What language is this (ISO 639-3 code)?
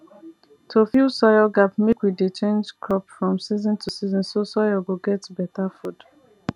pcm